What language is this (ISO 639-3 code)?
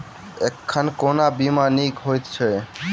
mai